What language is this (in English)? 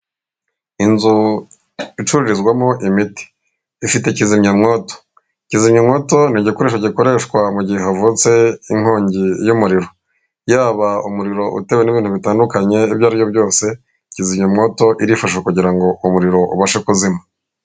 Kinyarwanda